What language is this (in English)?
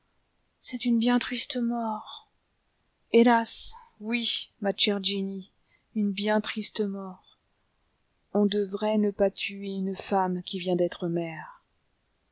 French